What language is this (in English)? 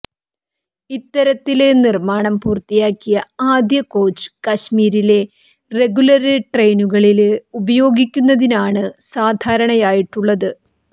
Malayalam